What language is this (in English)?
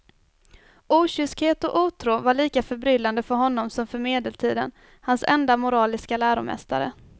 Swedish